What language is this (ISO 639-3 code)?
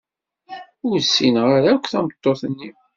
kab